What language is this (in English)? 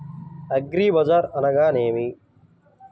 Telugu